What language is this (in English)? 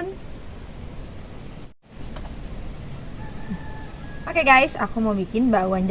Indonesian